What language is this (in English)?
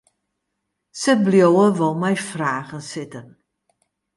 Western Frisian